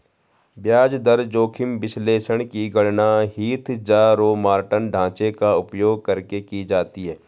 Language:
Hindi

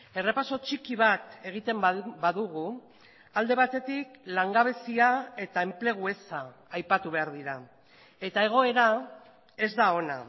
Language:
Basque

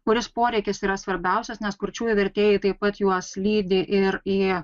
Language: Lithuanian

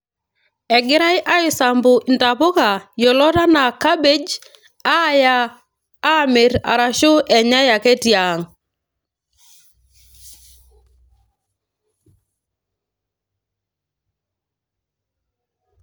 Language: Masai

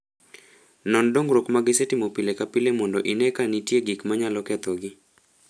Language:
Luo (Kenya and Tanzania)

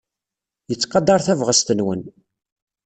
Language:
Kabyle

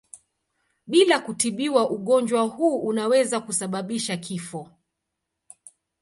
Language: Swahili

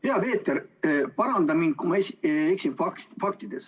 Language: Estonian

